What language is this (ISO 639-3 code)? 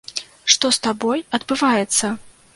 bel